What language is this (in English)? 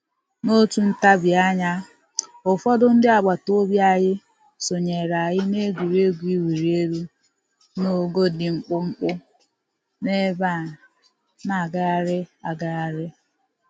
Igbo